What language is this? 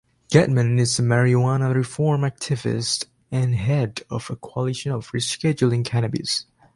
English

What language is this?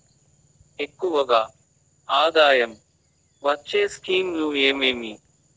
Telugu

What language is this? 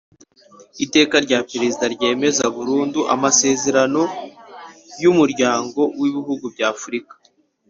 Kinyarwanda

